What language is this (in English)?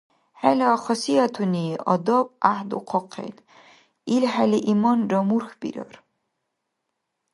Dargwa